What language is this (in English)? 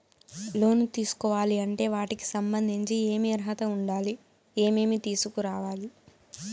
Telugu